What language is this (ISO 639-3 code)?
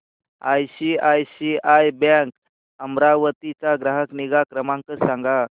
mar